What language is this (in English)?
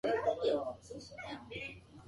Japanese